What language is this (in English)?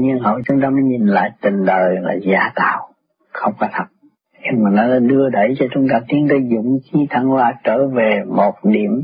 Vietnamese